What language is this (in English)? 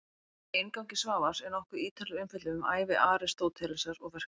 Icelandic